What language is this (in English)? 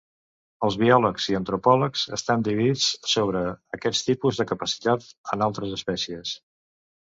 Catalan